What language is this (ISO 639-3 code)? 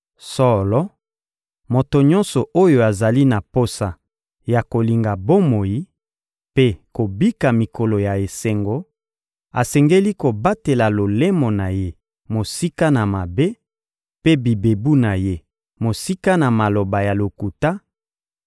lin